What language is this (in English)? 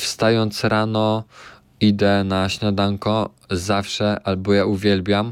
Polish